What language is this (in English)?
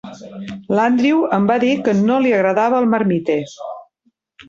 Catalan